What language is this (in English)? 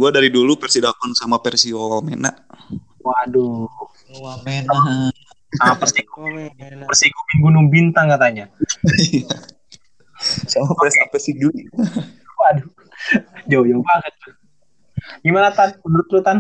Indonesian